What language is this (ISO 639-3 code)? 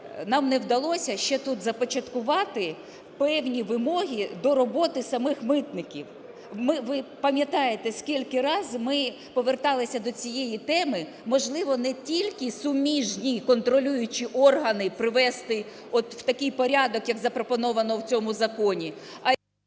ukr